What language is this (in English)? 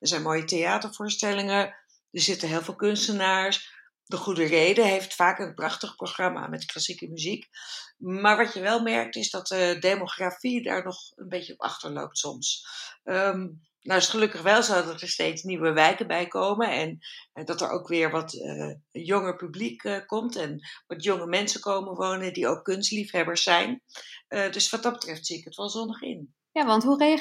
Dutch